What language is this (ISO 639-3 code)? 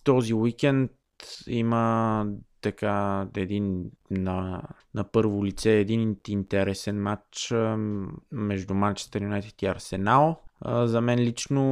bul